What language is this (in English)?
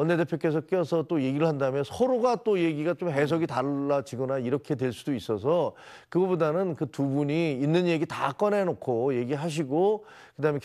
Korean